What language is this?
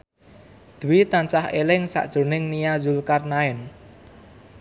Javanese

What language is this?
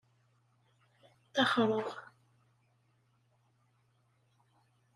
Kabyle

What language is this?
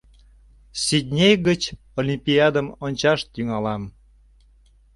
Mari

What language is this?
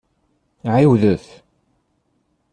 Kabyle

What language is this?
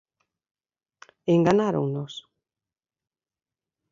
Galician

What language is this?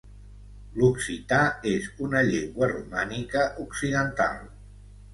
Catalan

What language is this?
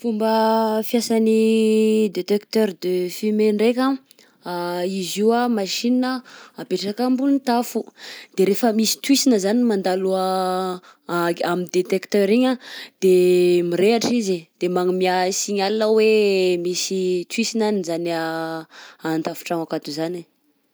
Southern Betsimisaraka Malagasy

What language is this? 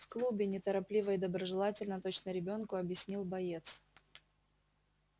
Russian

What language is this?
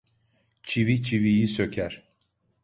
Turkish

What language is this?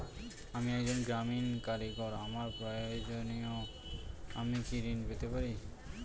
Bangla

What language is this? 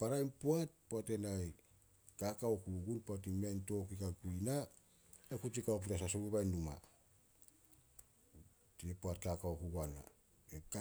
Solos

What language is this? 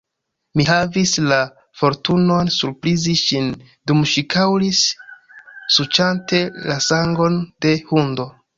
Esperanto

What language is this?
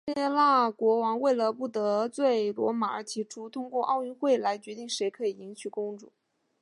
Chinese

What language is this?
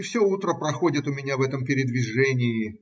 Russian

